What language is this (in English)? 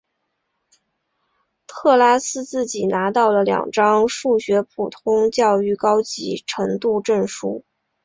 Chinese